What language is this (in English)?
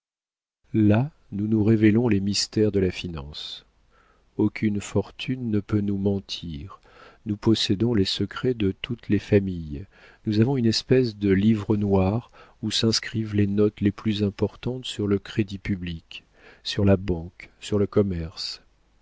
French